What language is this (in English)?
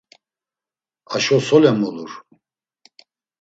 Laz